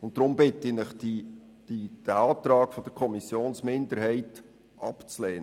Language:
Swiss German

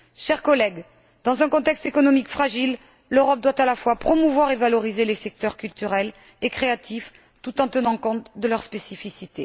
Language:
French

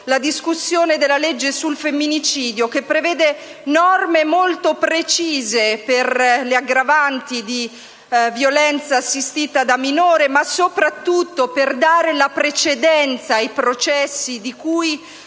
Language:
Italian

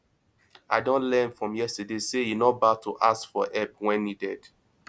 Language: Nigerian Pidgin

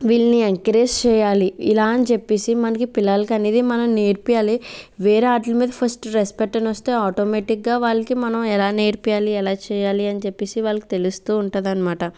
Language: Telugu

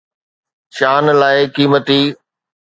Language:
Sindhi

